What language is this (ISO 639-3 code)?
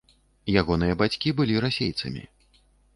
bel